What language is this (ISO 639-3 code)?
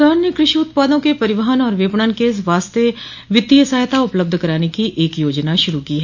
hin